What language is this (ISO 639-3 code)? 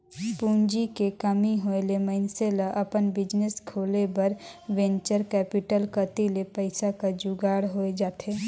hne